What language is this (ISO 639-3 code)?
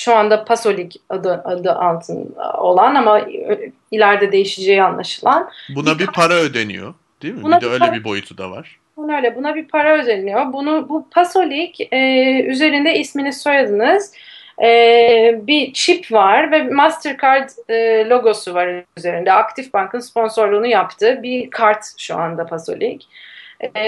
tur